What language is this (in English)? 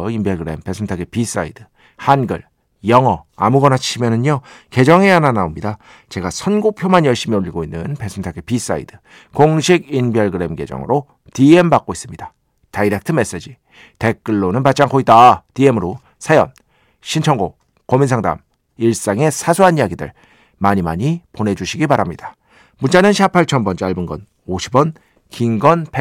Korean